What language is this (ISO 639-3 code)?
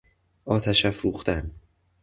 fas